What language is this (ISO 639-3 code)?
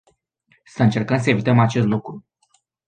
ron